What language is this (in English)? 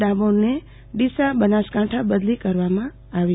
Gujarati